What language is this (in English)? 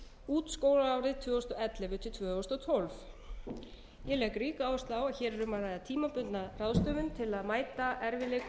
Icelandic